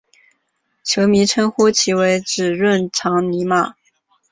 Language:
Chinese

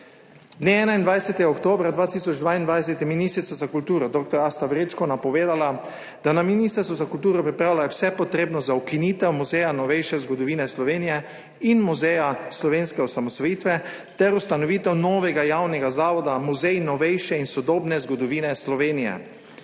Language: Slovenian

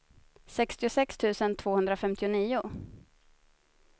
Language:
Swedish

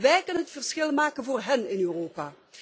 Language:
Dutch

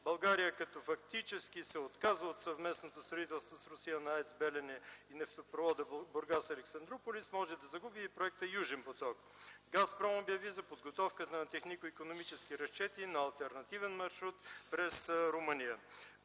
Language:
Bulgarian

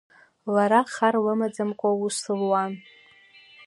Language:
Abkhazian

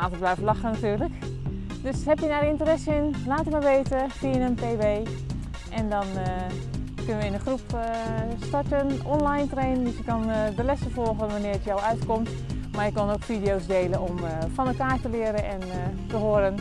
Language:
Dutch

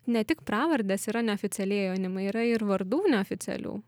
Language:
Lithuanian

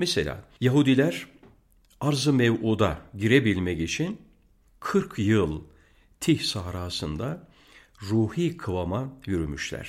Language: Turkish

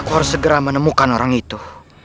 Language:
Indonesian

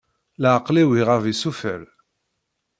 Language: Kabyle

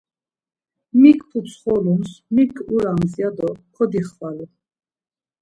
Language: Laz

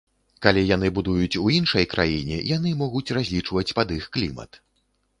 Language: Belarusian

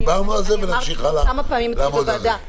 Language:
Hebrew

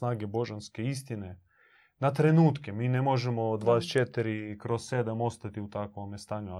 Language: Croatian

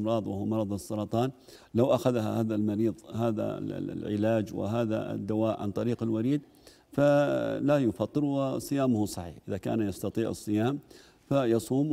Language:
Arabic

